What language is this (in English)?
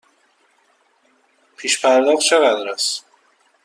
Persian